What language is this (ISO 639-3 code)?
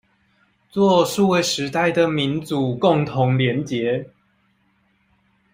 zho